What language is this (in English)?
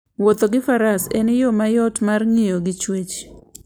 Luo (Kenya and Tanzania)